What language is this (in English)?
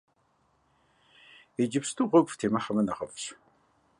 Kabardian